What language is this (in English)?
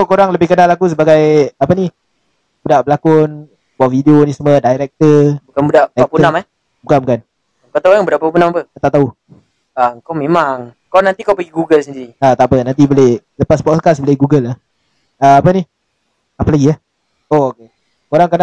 Malay